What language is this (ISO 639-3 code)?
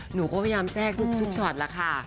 tha